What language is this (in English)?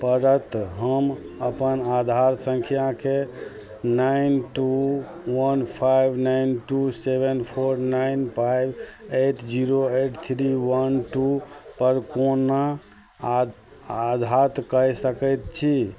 Maithili